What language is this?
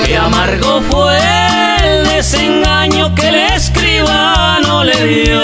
Spanish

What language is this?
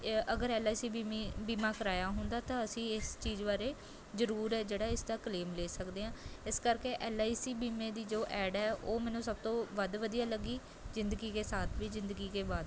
Punjabi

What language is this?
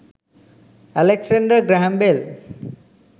Sinhala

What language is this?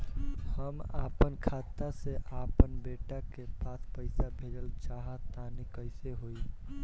Bhojpuri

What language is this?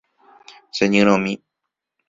Guarani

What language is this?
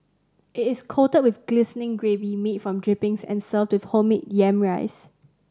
English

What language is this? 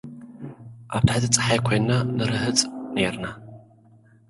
Tigrinya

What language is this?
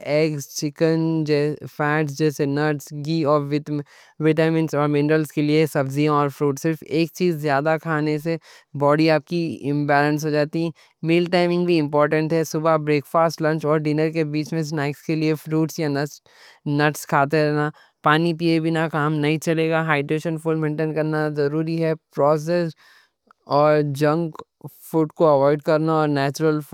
Deccan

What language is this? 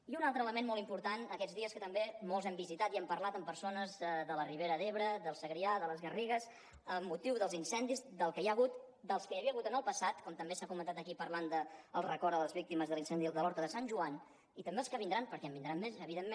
Catalan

